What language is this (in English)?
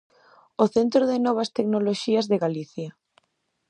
Galician